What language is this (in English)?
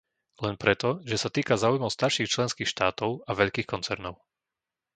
Slovak